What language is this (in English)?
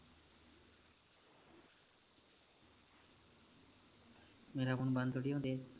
Punjabi